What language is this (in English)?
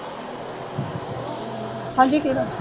Punjabi